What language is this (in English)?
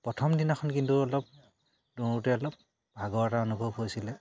Assamese